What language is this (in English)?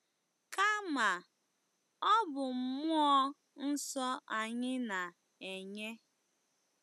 Igbo